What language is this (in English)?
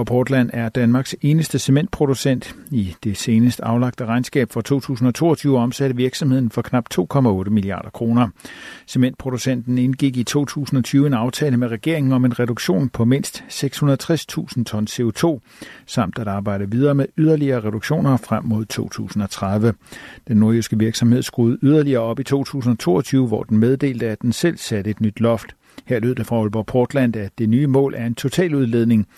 Danish